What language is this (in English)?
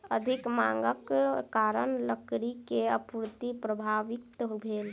Maithili